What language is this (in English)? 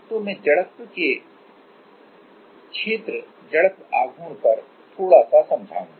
Hindi